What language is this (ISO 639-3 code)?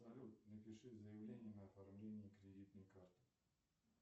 rus